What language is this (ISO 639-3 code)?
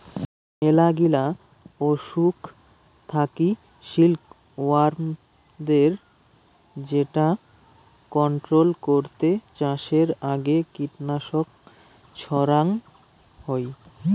ben